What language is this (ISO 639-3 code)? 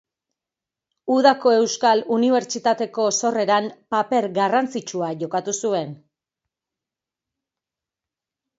eus